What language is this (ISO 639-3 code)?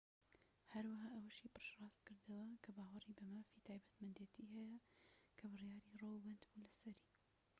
ckb